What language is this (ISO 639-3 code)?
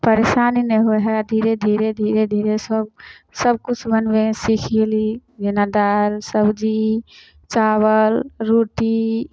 mai